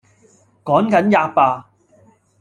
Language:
Cantonese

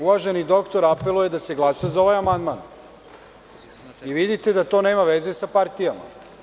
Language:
Serbian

